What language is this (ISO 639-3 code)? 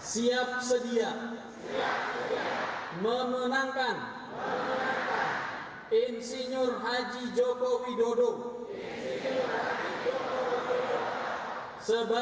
ind